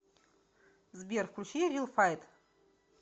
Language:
Russian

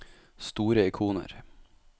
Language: Norwegian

